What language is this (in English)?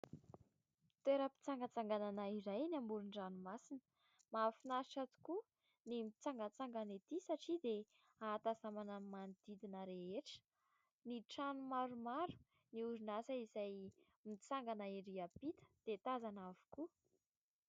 Malagasy